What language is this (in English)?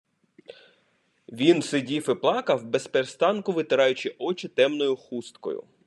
Ukrainian